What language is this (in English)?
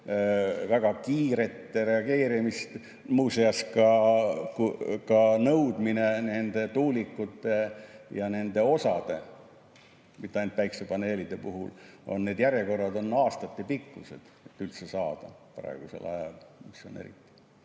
Estonian